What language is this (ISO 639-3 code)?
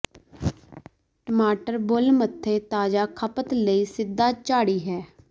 pan